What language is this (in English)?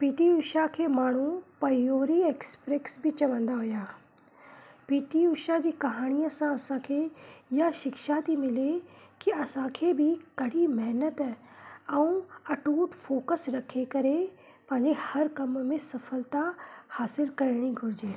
Sindhi